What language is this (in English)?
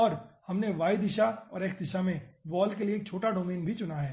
Hindi